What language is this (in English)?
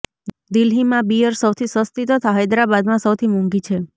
Gujarati